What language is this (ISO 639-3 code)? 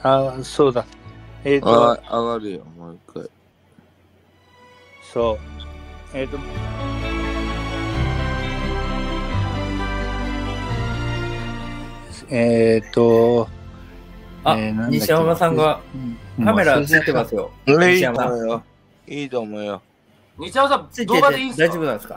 jpn